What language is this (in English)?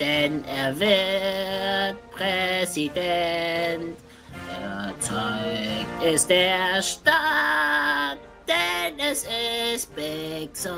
German